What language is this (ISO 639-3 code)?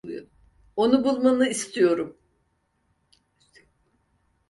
tur